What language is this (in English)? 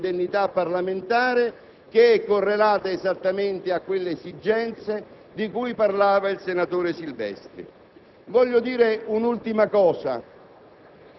Italian